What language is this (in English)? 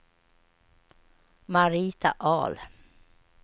Swedish